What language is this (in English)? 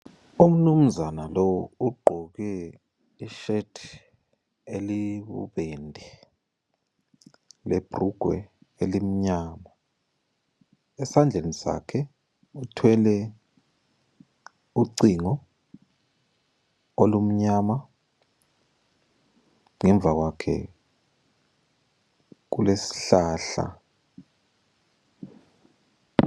North Ndebele